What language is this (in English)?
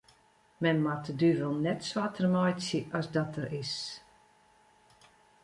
Western Frisian